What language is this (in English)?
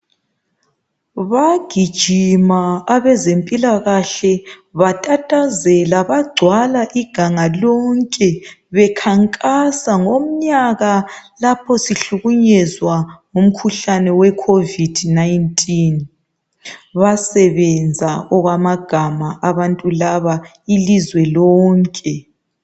North Ndebele